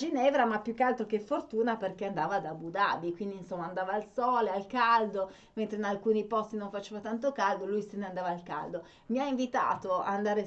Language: Italian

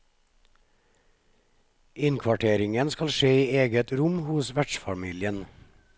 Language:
Norwegian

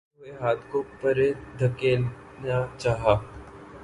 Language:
Urdu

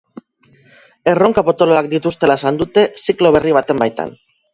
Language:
Basque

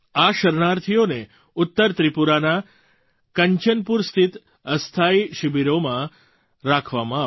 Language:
Gujarati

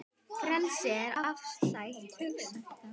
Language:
Icelandic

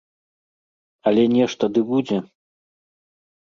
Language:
Belarusian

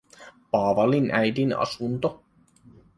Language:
Finnish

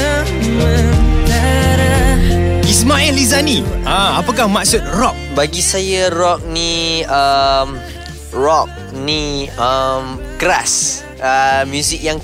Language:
Malay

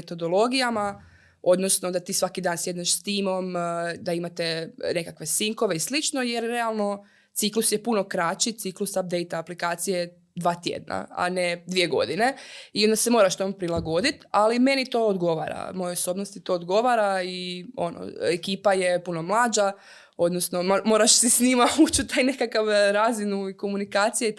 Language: Croatian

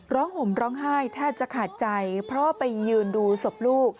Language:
Thai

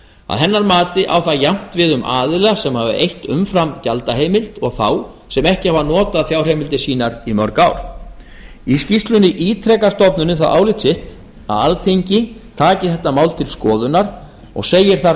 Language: Icelandic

